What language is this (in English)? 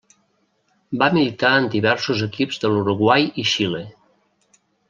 Catalan